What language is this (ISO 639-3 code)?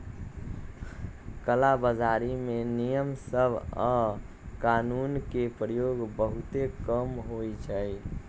mag